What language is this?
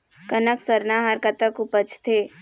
Chhattisgarhi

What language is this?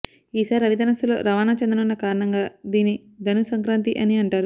Telugu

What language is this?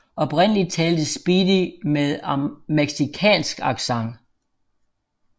Danish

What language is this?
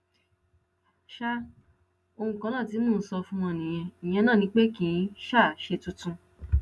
Yoruba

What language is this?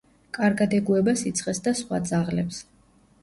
Georgian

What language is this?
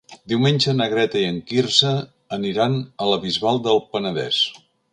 Catalan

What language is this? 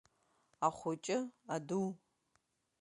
Abkhazian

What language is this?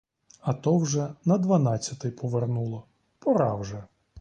Ukrainian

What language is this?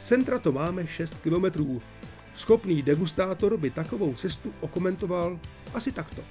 Czech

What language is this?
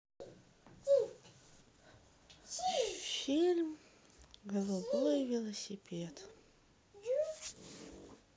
Russian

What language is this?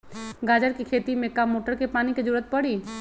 Magahi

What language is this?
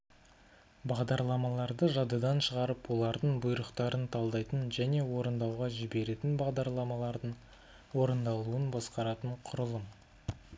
Kazakh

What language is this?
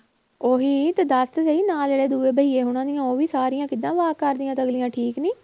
Punjabi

